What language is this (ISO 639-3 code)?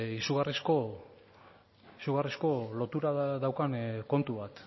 eus